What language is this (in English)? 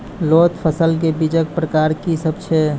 Maithili